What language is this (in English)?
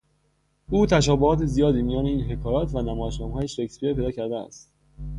Persian